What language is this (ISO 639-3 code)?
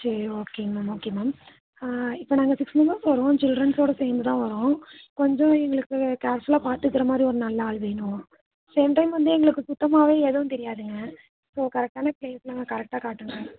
tam